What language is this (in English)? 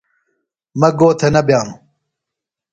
Phalura